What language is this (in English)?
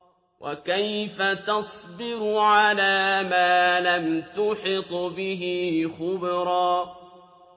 Arabic